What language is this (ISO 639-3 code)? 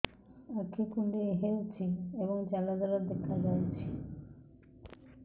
ori